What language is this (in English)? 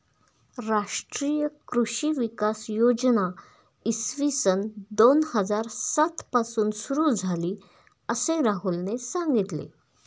Marathi